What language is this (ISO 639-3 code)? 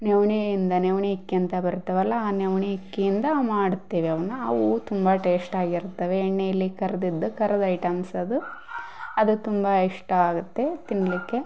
kan